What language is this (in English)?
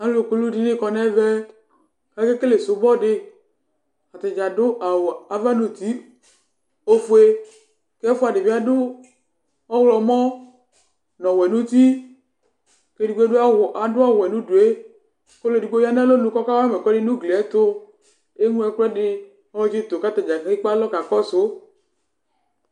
Ikposo